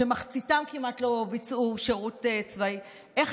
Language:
Hebrew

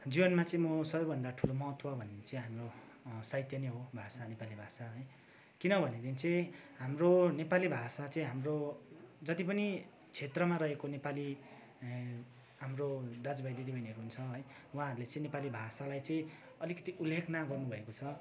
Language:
Nepali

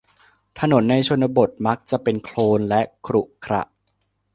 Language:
Thai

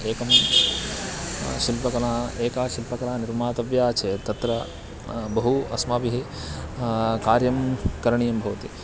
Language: Sanskrit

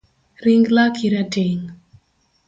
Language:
Luo (Kenya and Tanzania)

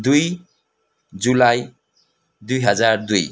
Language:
Nepali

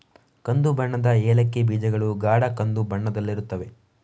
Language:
Kannada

